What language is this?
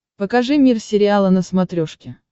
Russian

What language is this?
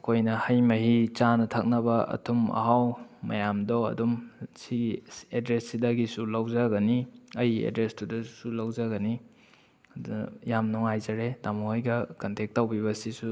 Manipuri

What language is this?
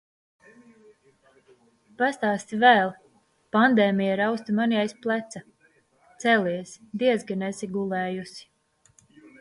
Latvian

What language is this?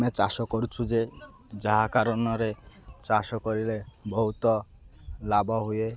Odia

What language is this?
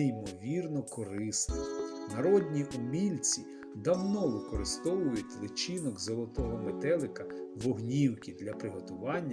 Ukrainian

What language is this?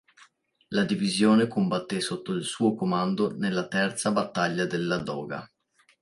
Italian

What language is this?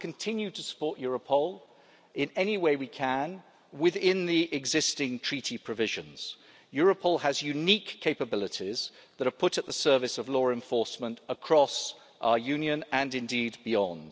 English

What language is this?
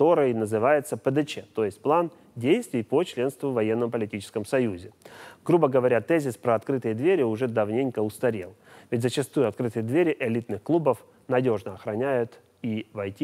Russian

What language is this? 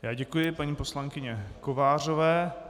Czech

